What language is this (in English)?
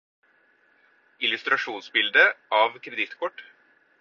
Norwegian Bokmål